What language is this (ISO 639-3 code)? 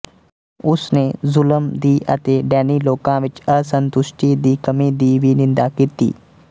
pan